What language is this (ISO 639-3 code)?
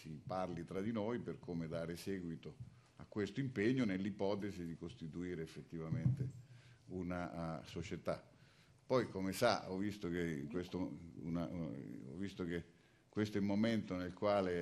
ita